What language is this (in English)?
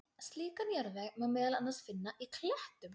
Icelandic